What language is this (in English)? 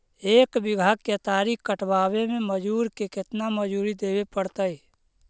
Magahi